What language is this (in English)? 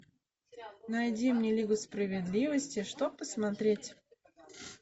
Russian